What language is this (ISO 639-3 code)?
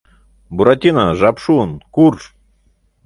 chm